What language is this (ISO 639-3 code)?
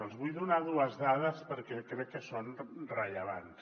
cat